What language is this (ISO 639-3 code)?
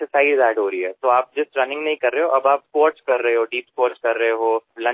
mar